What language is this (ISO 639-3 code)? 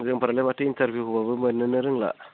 brx